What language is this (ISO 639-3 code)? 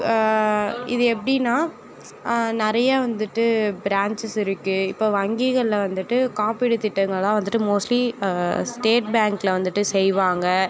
tam